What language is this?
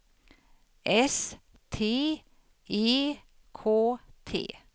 Swedish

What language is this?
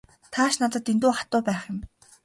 Mongolian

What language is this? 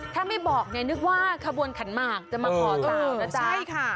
Thai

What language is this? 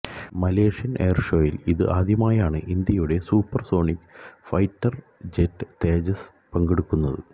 Malayalam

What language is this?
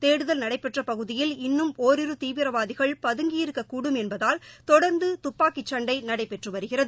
Tamil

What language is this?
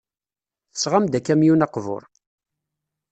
Kabyle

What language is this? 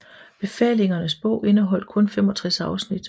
Danish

